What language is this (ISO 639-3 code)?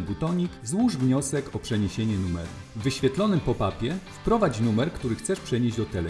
pol